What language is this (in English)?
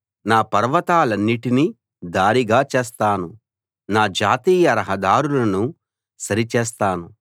Telugu